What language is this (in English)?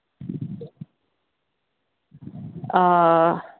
Manipuri